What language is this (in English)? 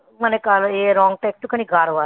Bangla